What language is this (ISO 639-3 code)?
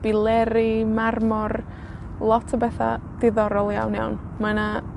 cym